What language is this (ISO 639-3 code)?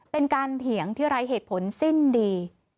tha